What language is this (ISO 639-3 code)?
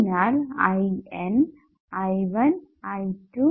mal